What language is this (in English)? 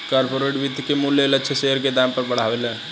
Bhojpuri